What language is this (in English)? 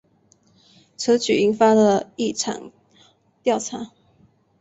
Chinese